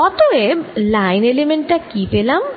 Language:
Bangla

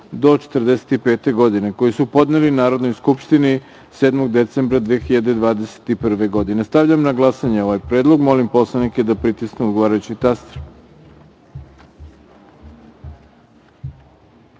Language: Serbian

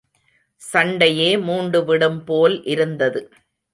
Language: Tamil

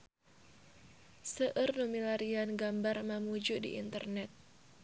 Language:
Sundanese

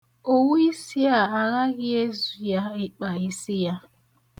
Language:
Igbo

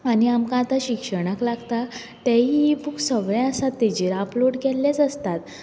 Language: Konkani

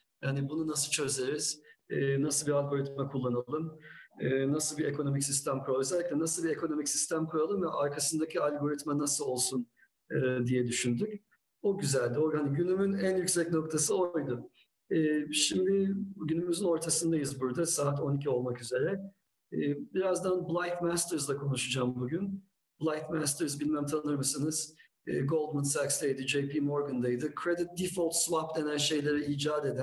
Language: Turkish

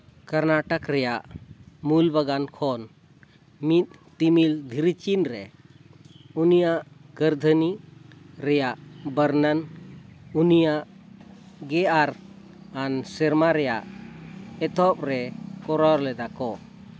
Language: Santali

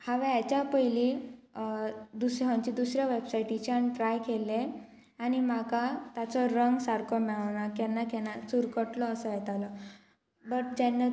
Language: Konkani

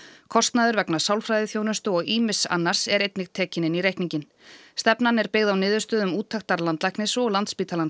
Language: Icelandic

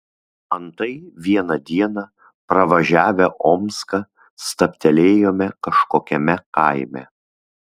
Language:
Lithuanian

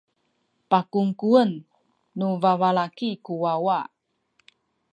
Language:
Sakizaya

